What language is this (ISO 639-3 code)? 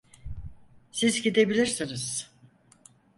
tur